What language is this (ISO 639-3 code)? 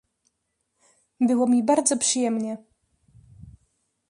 pol